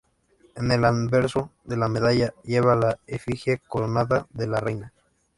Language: Spanish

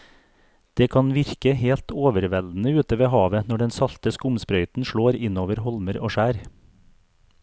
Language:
Norwegian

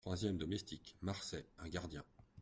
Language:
French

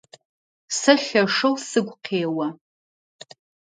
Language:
Adyghe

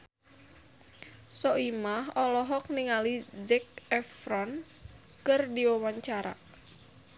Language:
Sundanese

